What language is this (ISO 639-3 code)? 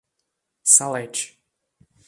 por